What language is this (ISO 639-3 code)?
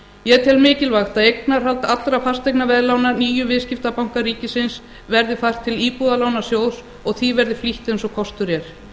isl